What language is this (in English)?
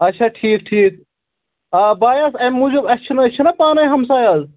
Kashmiri